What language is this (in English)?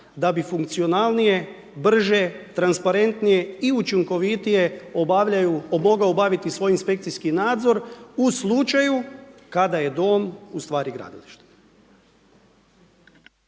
Croatian